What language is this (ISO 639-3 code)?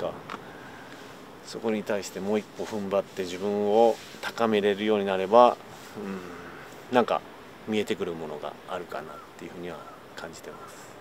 jpn